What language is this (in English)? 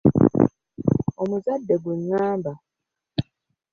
Ganda